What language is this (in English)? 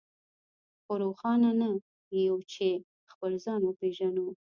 Pashto